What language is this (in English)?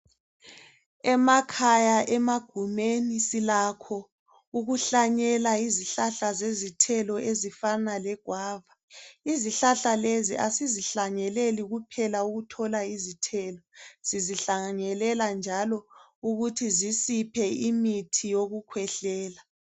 North Ndebele